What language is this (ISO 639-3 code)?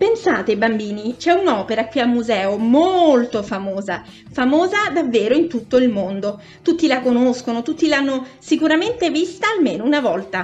ita